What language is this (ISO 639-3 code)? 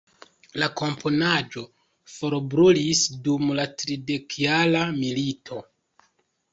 epo